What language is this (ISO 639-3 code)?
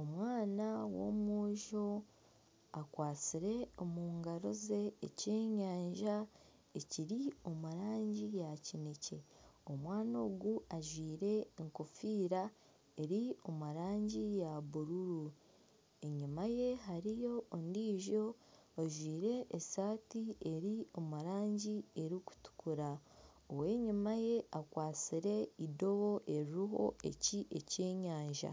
nyn